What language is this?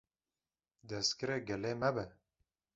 Kurdish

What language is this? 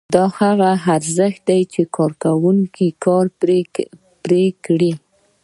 Pashto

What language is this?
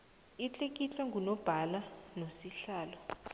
South Ndebele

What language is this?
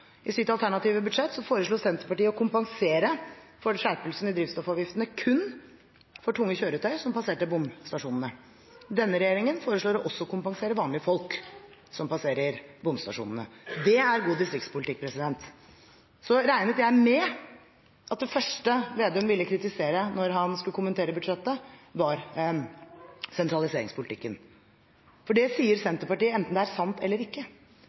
Norwegian Bokmål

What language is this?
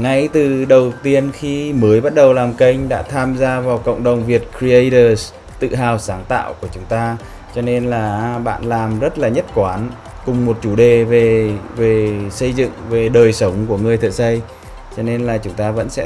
Vietnamese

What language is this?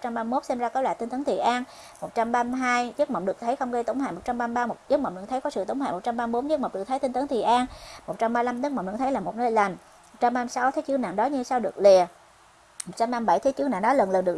Vietnamese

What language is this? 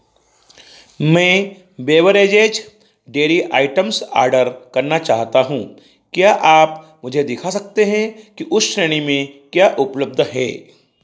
Hindi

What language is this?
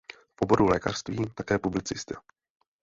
Czech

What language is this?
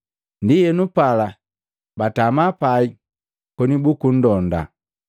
Matengo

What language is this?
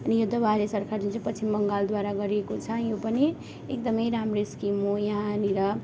Nepali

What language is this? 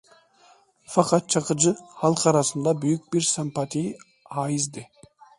Turkish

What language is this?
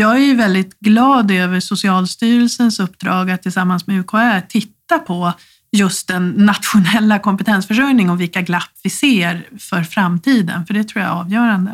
Swedish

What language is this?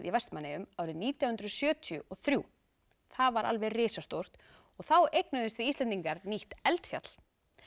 Icelandic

